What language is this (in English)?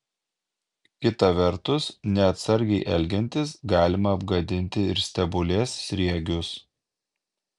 Lithuanian